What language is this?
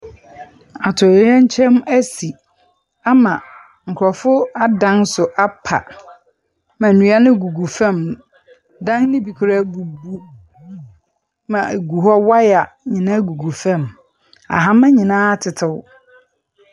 Akan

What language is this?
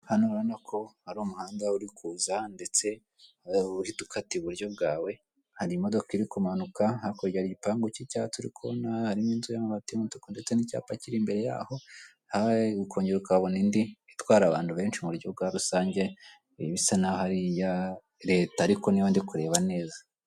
Kinyarwanda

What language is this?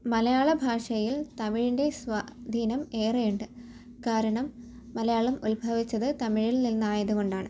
Malayalam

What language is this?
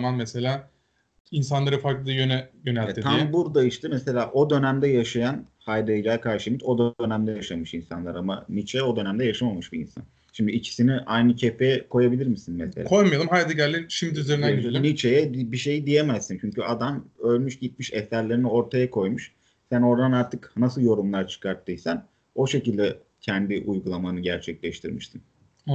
Turkish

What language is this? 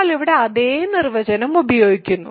Malayalam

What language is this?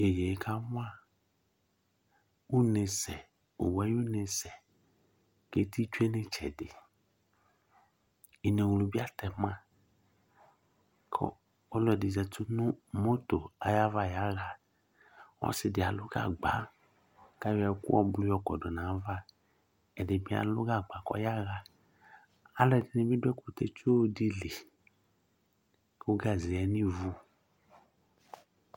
Ikposo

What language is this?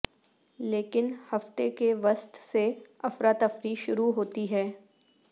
Urdu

